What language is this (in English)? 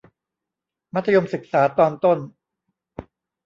Thai